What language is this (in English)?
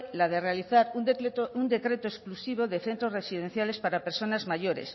Spanish